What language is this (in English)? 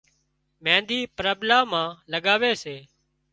Wadiyara Koli